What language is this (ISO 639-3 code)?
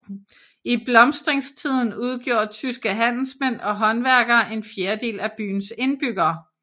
dan